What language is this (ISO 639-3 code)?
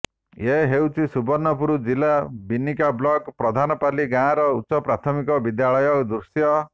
ori